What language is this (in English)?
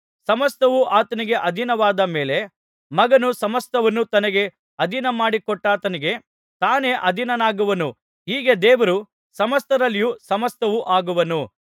Kannada